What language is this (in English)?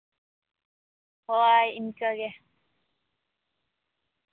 Santali